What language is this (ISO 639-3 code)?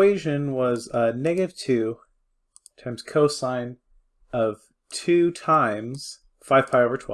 eng